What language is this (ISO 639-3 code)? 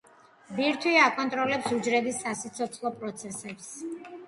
kat